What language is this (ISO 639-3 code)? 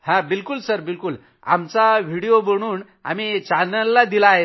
mar